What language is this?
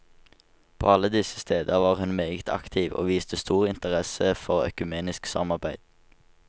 Norwegian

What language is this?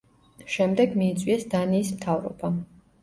Georgian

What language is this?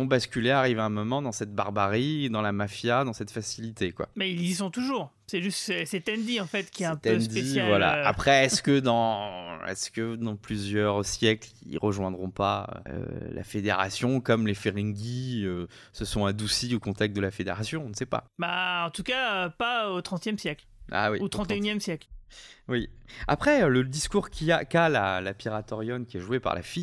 French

